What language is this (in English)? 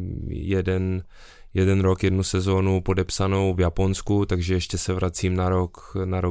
Czech